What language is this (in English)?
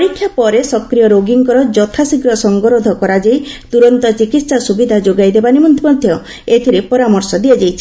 Odia